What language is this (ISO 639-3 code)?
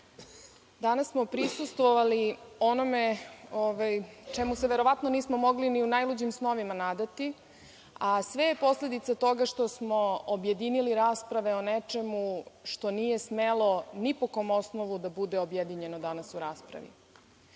srp